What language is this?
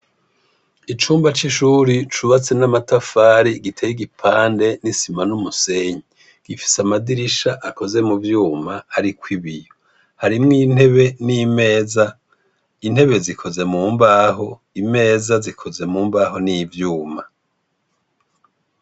Rundi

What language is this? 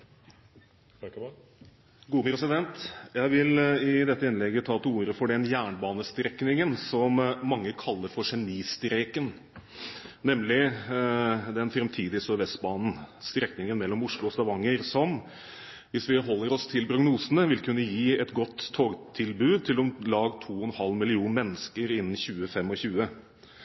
Norwegian Bokmål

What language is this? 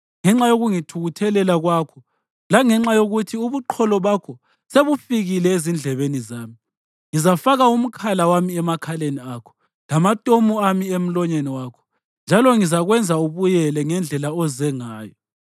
North Ndebele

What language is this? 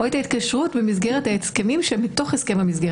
Hebrew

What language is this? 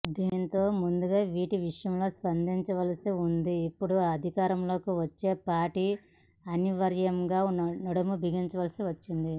Telugu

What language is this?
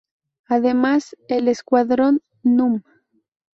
Spanish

